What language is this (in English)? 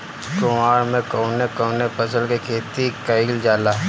Bhojpuri